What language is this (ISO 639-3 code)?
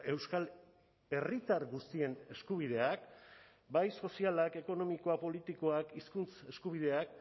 eus